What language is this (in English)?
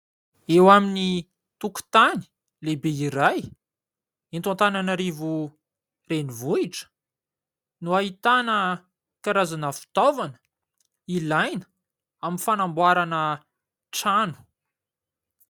Malagasy